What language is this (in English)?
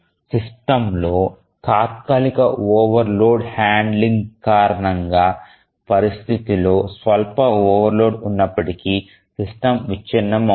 Telugu